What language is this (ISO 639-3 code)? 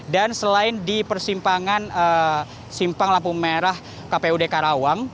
ind